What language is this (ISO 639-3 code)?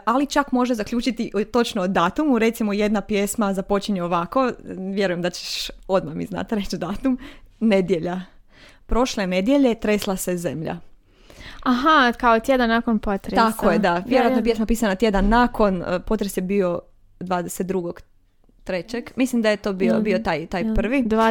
hrv